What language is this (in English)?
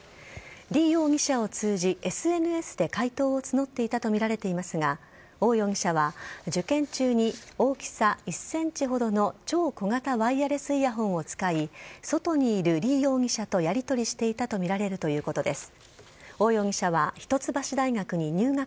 Japanese